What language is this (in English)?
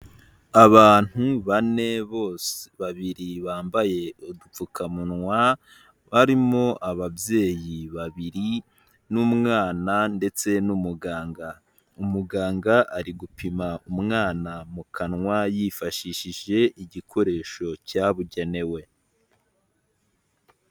Kinyarwanda